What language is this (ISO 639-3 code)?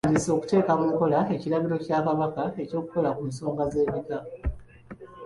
lug